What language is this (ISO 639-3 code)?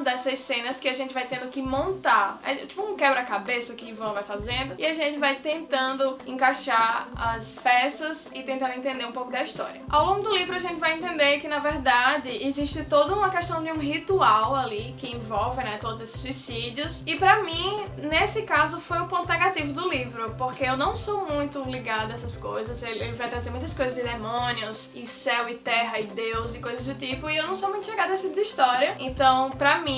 por